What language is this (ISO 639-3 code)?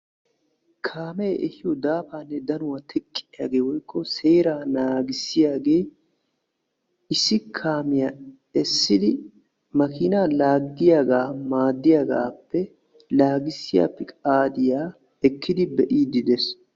wal